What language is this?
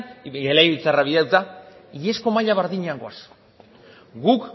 Basque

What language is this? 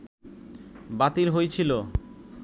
Bangla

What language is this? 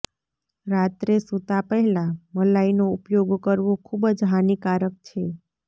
Gujarati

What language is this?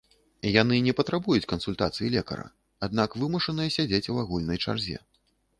Belarusian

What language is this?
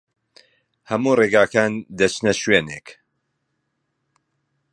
Central Kurdish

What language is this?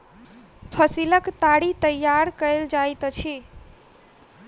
Maithili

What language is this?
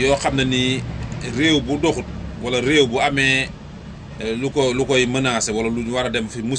Arabic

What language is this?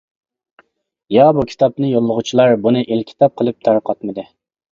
Uyghur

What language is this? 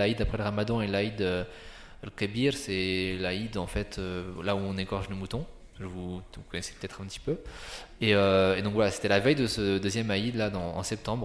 French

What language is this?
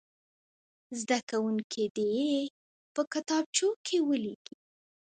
Pashto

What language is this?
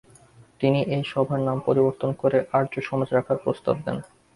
Bangla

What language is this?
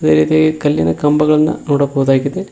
Kannada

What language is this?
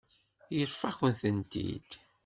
Kabyle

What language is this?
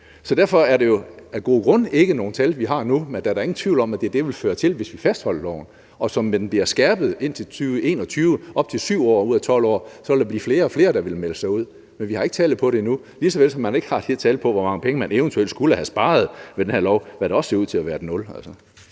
Danish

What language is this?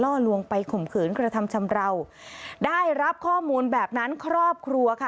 Thai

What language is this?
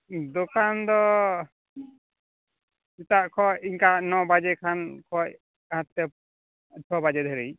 Santali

